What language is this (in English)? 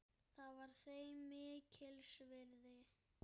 Icelandic